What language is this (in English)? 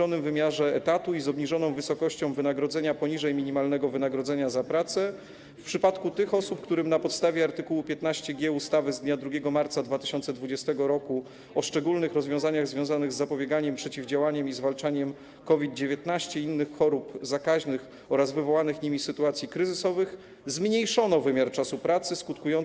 Polish